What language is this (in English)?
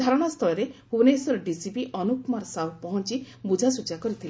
Odia